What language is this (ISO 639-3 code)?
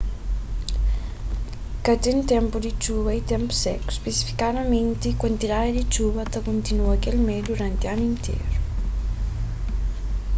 kea